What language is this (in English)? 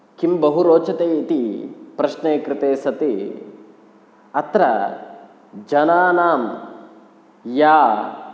Sanskrit